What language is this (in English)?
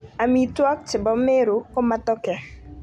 Kalenjin